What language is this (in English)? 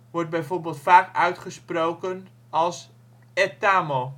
Dutch